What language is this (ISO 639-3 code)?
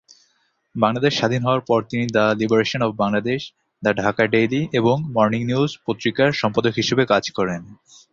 ben